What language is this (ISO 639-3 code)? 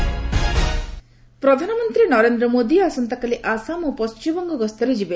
ori